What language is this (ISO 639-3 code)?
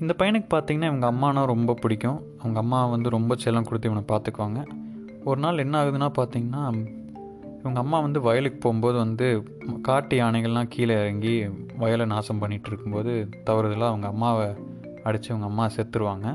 tam